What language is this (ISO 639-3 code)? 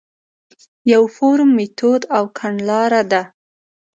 pus